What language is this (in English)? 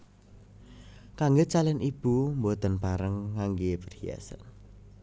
Javanese